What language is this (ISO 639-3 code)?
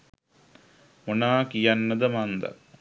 sin